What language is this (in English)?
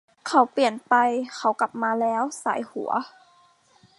Thai